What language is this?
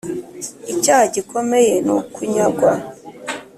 Kinyarwanda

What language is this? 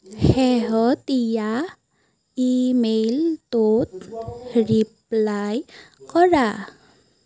Assamese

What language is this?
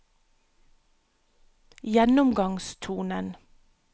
Norwegian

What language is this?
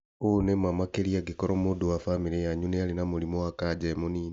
Kikuyu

